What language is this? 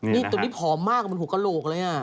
Thai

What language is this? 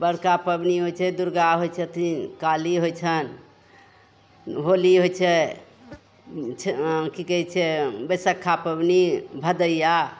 Maithili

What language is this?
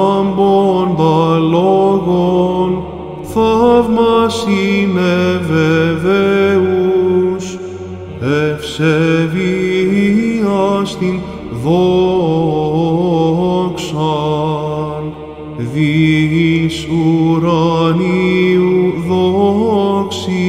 Greek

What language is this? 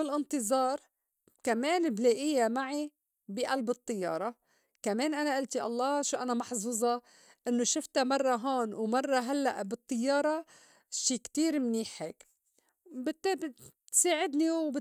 North Levantine Arabic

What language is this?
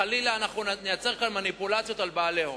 Hebrew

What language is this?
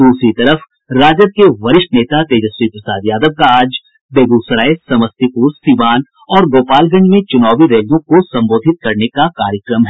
Hindi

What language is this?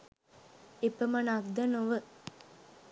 Sinhala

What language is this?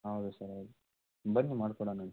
Kannada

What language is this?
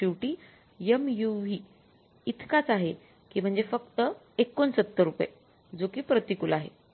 Marathi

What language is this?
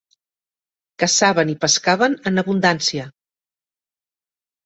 Catalan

